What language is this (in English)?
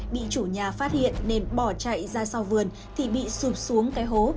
Vietnamese